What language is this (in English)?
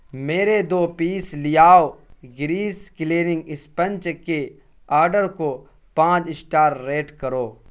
Urdu